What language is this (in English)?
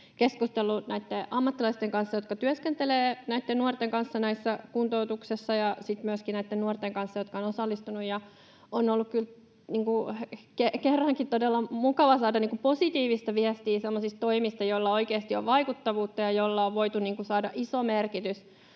Finnish